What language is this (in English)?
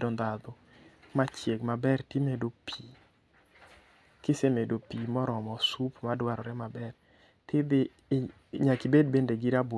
Luo (Kenya and Tanzania)